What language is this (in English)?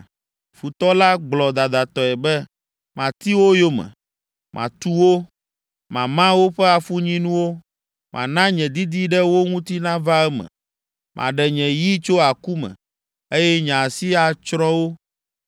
Ewe